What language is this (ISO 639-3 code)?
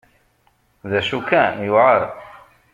kab